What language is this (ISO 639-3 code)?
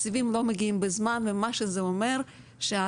heb